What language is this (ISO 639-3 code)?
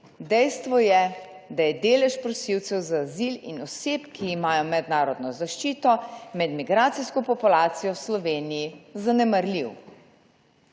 slv